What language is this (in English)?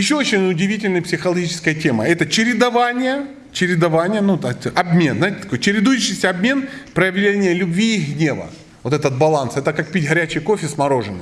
Russian